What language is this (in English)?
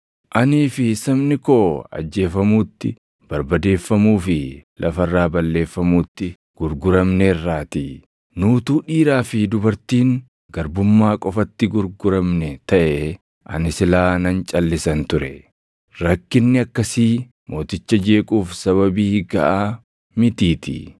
Oromo